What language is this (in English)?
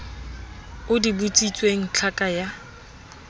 Southern Sotho